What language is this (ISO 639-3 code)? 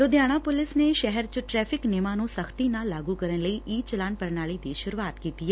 pan